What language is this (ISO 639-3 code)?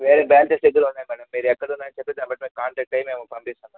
tel